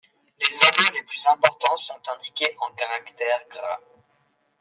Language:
French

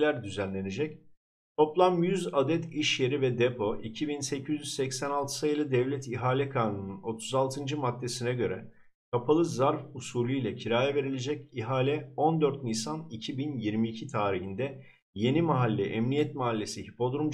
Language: Turkish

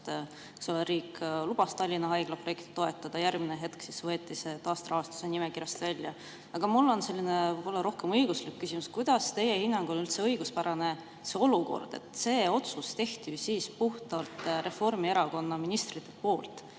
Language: Estonian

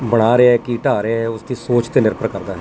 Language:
Punjabi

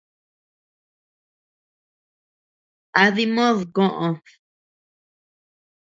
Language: Tepeuxila Cuicatec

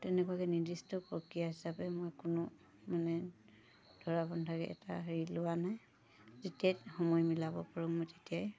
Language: Assamese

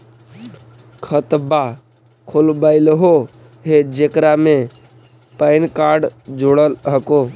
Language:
Magahi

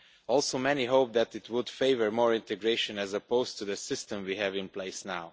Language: English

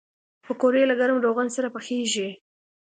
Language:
Pashto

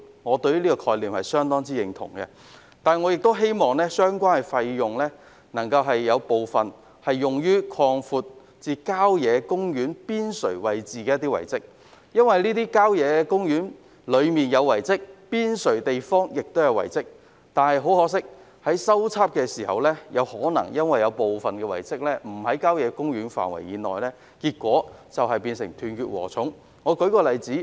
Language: Cantonese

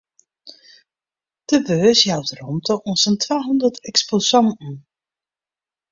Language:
Western Frisian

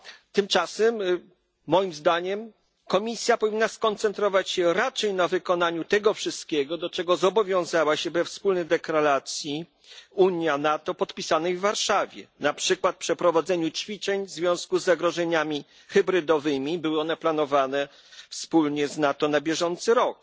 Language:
Polish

